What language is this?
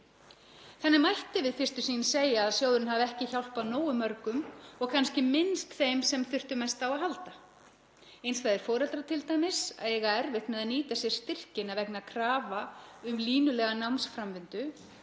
Icelandic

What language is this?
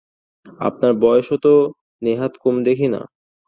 Bangla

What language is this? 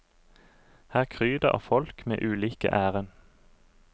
Norwegian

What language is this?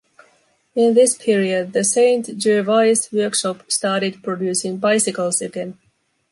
English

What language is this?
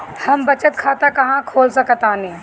Bhojpuri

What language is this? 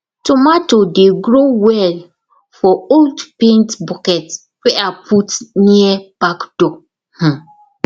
Nigerian Pidgin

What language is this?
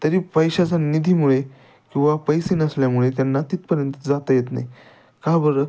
Marathi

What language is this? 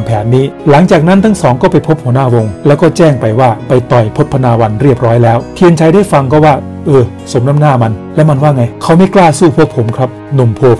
Thai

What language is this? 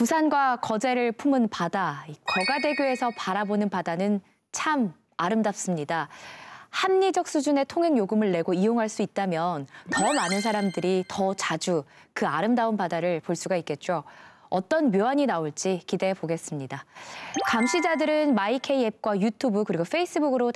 Korean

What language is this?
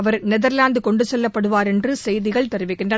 Tamil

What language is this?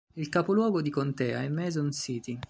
Italian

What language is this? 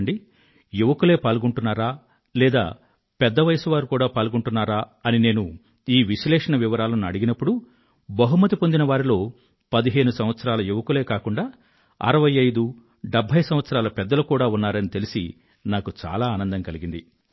Telugu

